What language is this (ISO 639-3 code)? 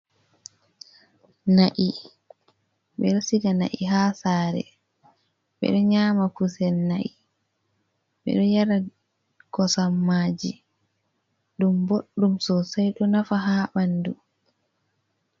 ful